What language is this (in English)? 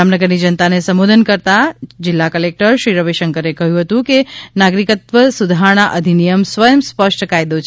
Gujarati